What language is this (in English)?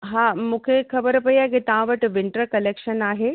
Sindhi